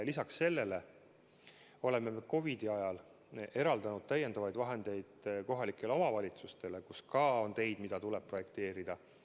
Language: Estonian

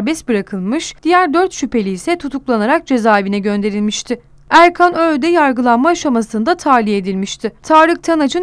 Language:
Turkish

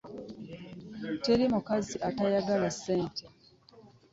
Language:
Ganda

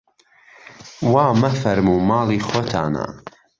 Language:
Central Kurdish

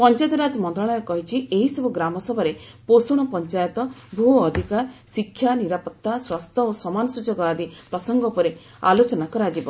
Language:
Odia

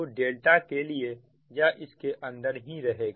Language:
Hindi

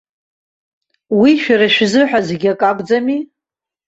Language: Abkhazian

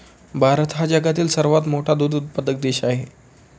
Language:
Marathi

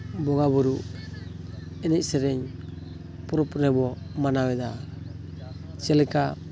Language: Santali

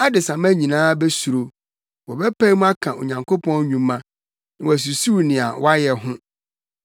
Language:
Akan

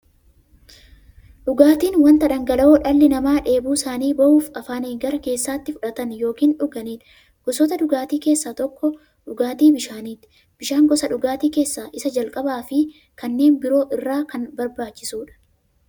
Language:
Oromo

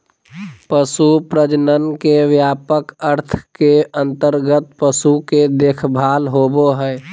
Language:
Magahi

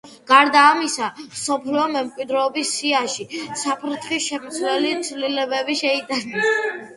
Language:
Georgian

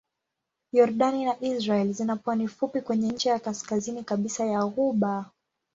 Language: Swahili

